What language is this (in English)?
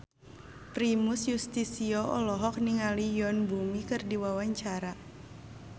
Sundanese